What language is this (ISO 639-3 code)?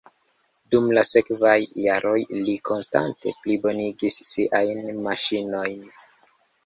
epo